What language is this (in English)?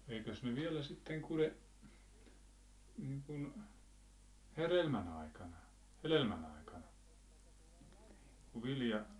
Finnish